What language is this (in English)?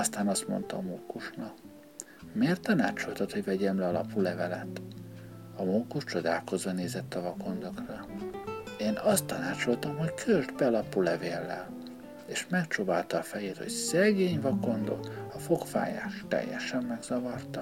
Hungarian